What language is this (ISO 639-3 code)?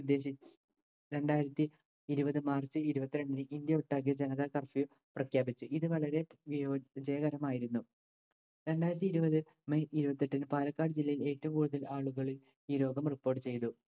mal